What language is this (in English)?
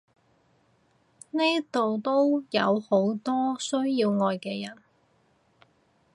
Cantonese